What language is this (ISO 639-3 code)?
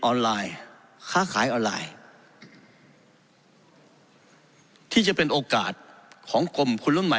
tha